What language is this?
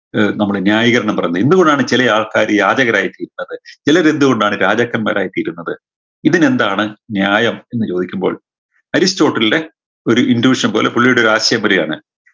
Malayalam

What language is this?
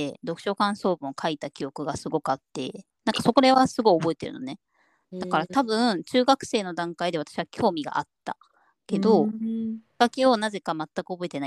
Japanese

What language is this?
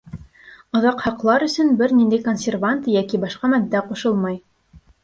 Bashkir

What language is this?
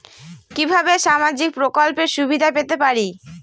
Bangla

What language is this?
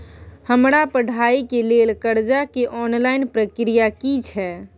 Maithili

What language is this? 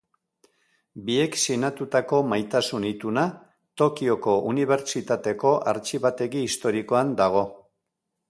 Basque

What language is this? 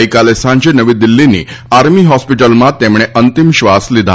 Gujarati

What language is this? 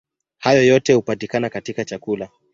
Swahili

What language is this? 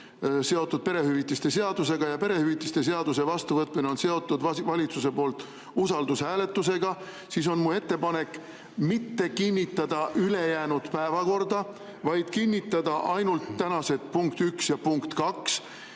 Estonian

